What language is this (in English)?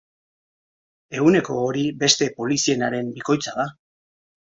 Basque